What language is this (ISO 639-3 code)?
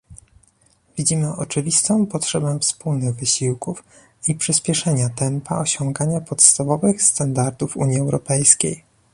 pol